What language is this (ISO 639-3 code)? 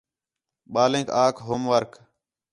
xhe